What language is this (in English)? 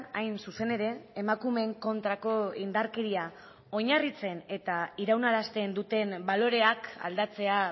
Basque